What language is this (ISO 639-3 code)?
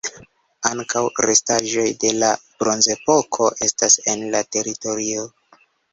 epo